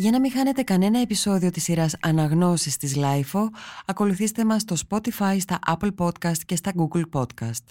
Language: Greek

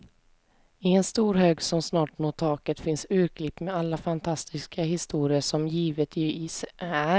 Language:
Swedish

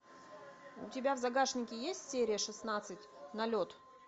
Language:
Russian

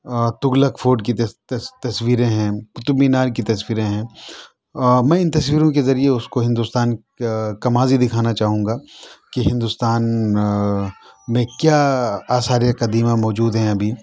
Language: Urdu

